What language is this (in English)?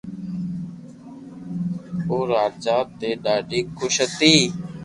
Loarki